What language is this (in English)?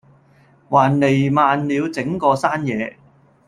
Cantonese